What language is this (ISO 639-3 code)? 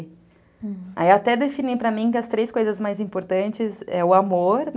por